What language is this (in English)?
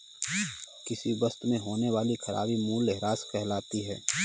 Hindi